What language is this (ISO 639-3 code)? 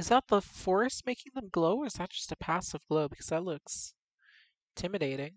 eng